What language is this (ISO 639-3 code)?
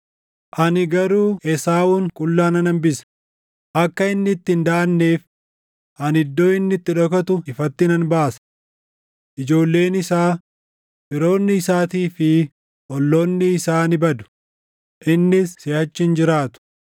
orm